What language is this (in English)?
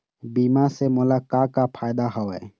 Chhattisgarhi